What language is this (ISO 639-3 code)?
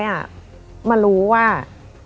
tha